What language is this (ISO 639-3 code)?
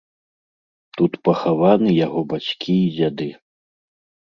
bel